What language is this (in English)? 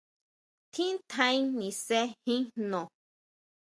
Huautla Mazatec